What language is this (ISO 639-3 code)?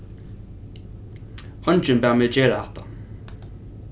fao